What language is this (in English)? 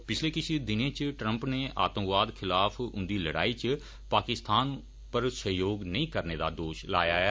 Dogri